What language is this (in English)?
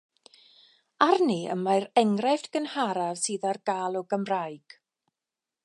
Welsh